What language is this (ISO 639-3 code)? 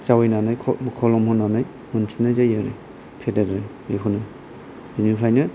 brx